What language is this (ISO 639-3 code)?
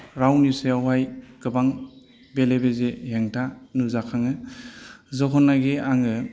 brx